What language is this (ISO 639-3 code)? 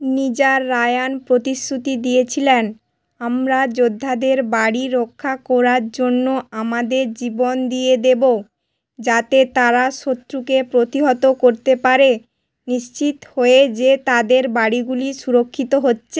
ben